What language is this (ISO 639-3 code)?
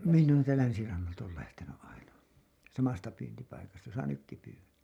fin